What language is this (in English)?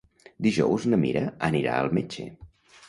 Catalan